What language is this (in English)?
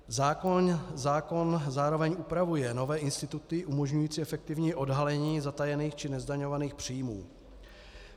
Czech